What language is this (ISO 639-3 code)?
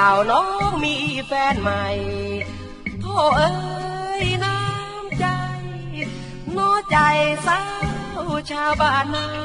tha